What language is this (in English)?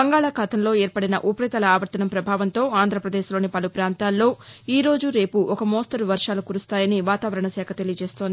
Telugu